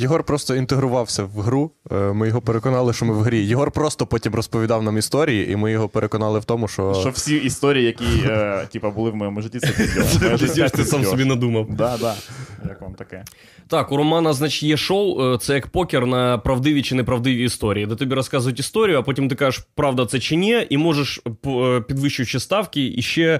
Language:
Ukrainian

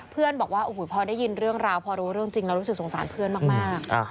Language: Thai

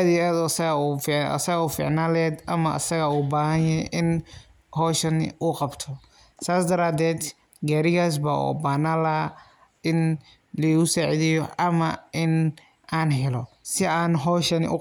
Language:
Somali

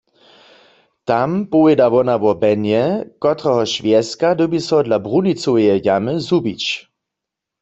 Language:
Upper Sorbian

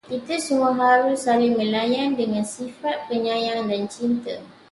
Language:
Malay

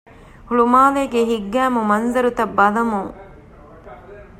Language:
Divehi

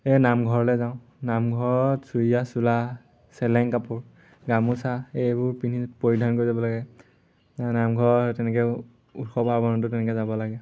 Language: Assamese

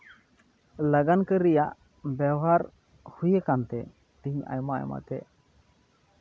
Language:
Santali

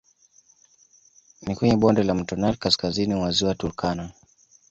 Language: Swahili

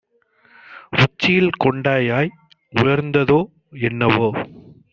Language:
Tamil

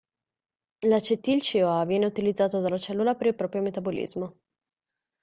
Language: Italian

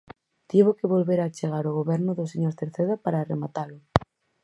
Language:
Galician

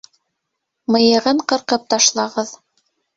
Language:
Bashkir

